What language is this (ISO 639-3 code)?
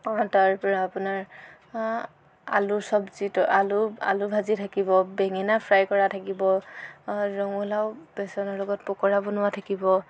asm